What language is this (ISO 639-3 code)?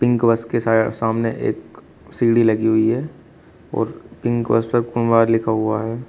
hin